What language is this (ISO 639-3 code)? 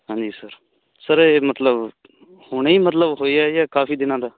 pan